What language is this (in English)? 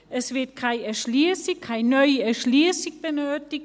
Swiss German